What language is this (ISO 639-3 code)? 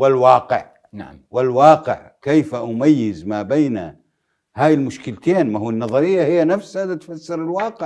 ara